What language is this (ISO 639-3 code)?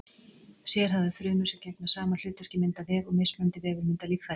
isl